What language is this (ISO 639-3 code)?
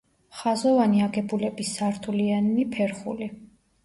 kat